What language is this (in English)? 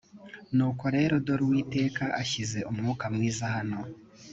Kinyarwanda